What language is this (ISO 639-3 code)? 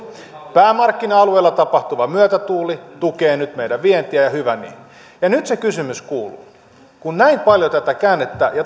fin